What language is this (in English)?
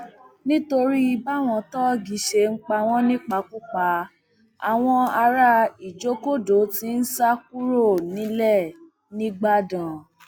Yoruba